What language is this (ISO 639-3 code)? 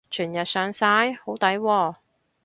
yue